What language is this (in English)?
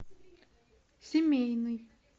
Russian